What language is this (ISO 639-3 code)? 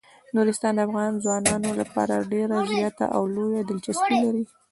pus